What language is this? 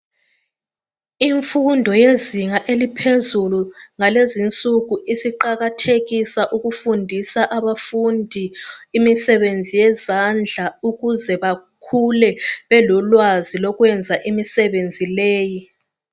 North Ndebele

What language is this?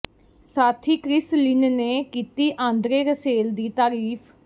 Punjabi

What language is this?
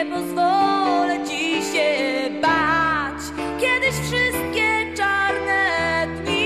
Polish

